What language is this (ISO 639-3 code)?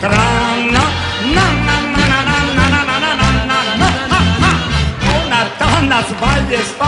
ell